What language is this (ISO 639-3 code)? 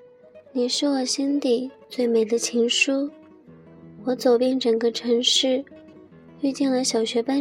zho